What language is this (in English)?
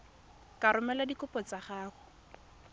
Tswana